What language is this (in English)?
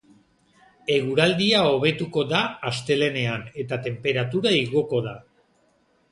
Basque